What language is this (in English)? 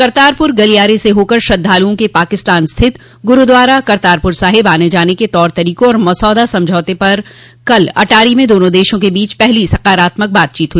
Hindi